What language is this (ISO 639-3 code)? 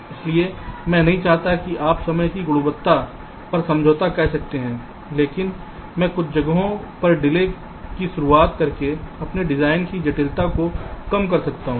hin